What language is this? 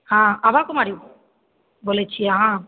Maithili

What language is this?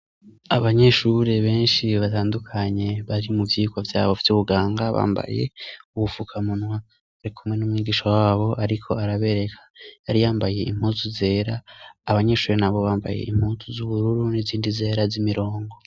Rundi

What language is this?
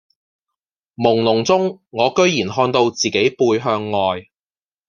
Cantonese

